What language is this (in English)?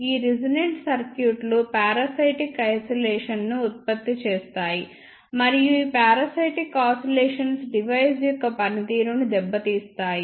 Telugu